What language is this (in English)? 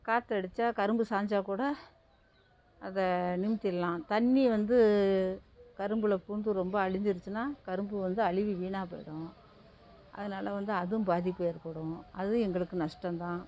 Tamil